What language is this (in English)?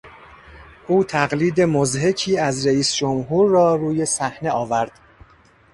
Persian